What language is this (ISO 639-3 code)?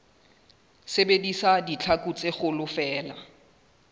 sot